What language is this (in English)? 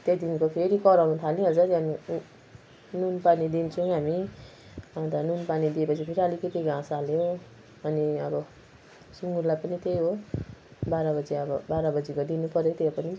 Nepali